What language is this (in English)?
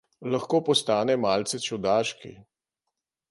Slovenian